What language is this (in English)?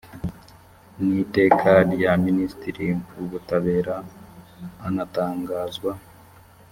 Kinyarwanda